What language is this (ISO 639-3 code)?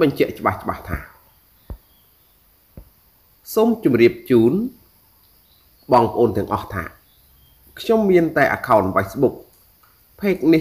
vie